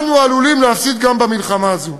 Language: Hebrew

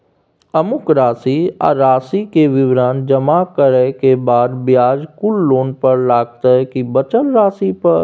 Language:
Maithili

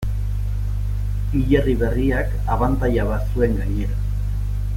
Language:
Basque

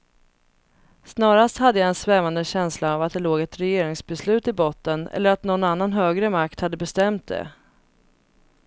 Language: Swedish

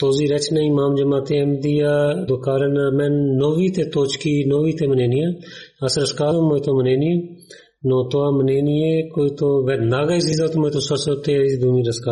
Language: Bulgarian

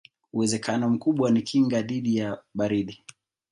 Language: Swahili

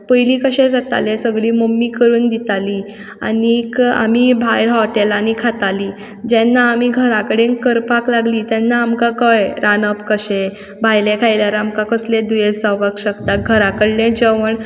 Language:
Konkani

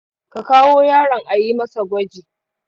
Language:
Hausa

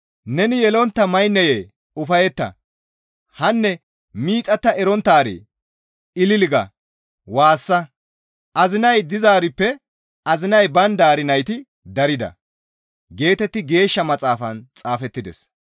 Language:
Gamo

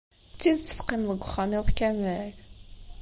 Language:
Kabyle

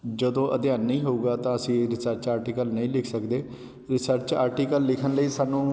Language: Punjabi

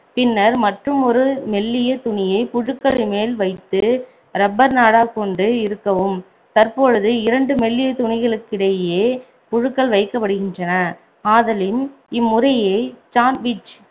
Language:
Tamil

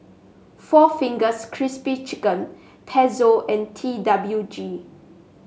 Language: English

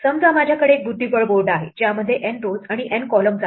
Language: Marathi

